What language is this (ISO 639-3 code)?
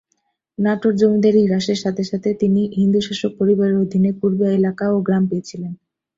ben